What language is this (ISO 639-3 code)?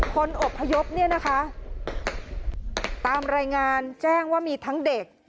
tha